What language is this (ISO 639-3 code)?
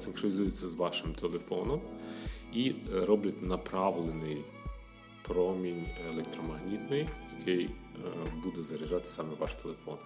ukr